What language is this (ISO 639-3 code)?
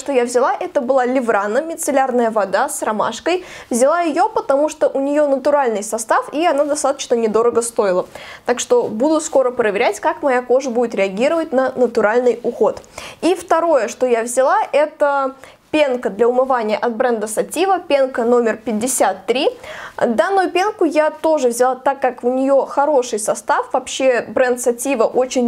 rus